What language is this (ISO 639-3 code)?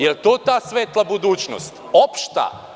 srp